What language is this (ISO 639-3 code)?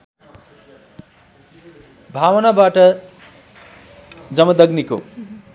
nep